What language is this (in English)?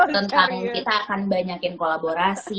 Indonesian